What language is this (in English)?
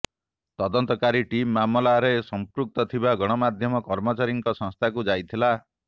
Odia